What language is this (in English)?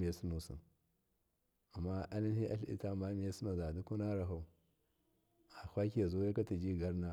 Miya